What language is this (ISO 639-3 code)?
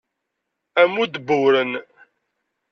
kab